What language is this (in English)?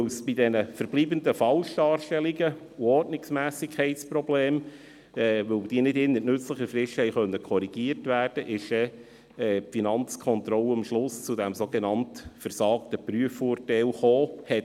Swiss German